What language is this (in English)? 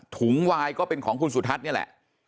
Thai